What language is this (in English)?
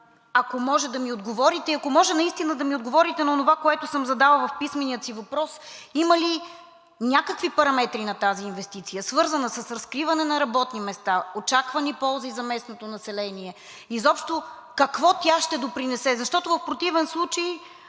Bulgarian